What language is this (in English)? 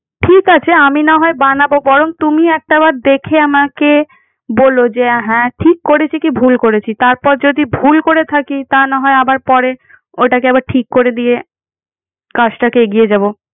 Bangla